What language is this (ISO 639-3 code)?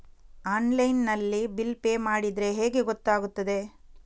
kan